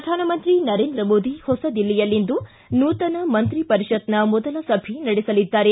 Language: Kannada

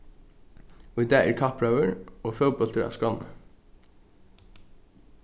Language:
Faroese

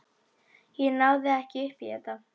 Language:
Icelandic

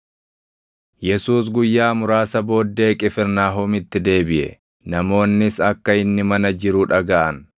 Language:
Oromo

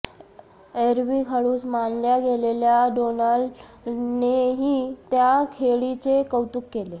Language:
Marathi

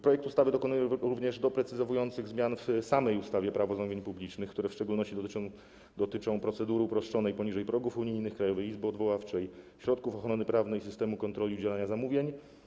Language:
Polish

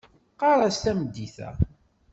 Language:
Kabyle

